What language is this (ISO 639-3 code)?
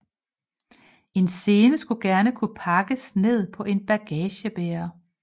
dan